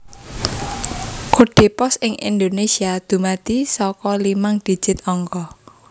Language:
Javanese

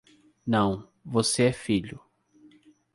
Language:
Portuguese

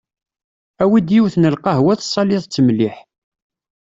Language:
Kabyle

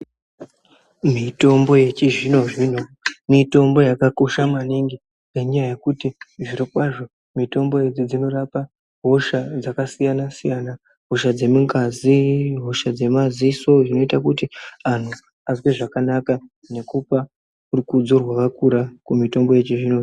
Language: Ndau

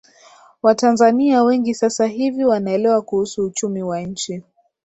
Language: Swahili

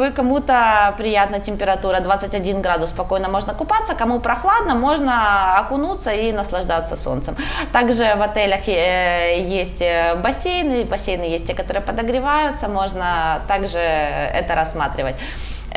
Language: Russian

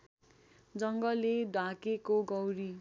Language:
Nepali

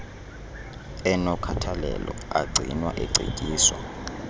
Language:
Xhosa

